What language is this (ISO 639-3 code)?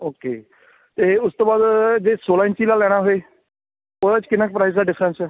pan